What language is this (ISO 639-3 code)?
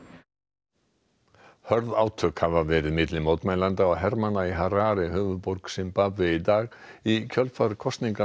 isl